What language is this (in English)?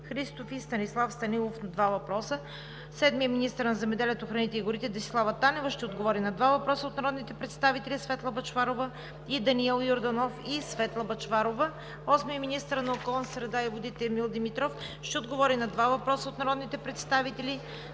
Bulgarian